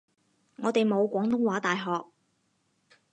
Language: Cantonese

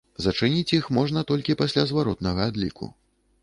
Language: Belarusian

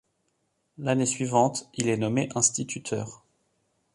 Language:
French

